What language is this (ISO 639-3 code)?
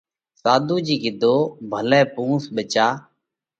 kvx